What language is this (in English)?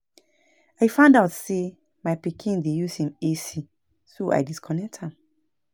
Nigerian Pidgin